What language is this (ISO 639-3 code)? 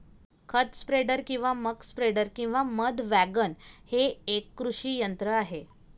mar